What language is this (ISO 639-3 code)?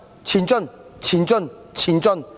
yue